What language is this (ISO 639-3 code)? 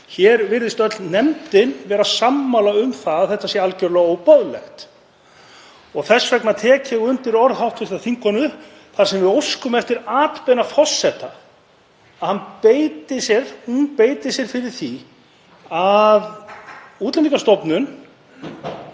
isl